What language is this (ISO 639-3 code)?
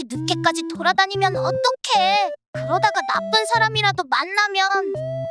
kor